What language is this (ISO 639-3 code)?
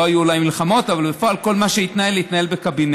heb